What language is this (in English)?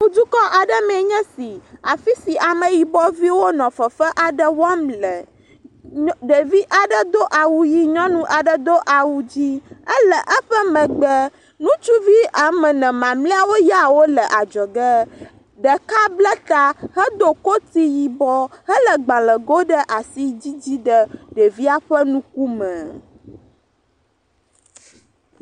Ewe